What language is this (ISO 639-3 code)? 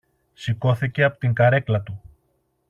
ell